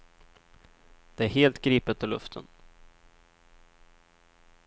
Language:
Swedish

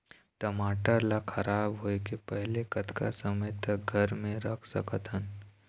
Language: Chhattisgarhi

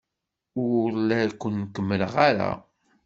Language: Kabyle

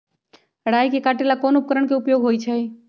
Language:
Magahi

